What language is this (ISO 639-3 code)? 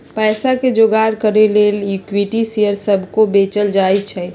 mag